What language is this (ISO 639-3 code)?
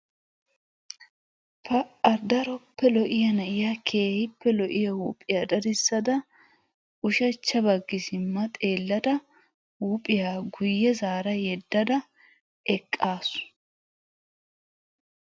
wal